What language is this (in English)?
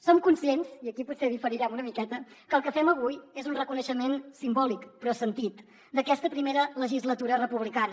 Catalan